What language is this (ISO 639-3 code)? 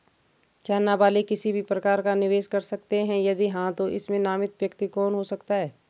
hin